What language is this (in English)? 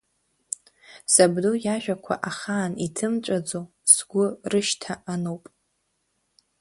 Abkhazian